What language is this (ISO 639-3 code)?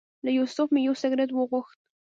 pus